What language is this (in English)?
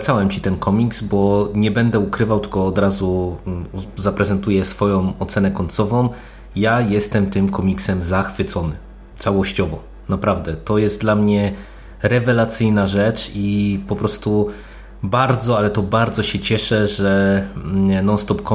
Polish